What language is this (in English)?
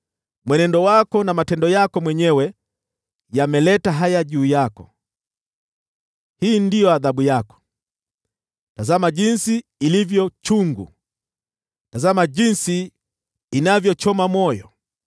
Swahili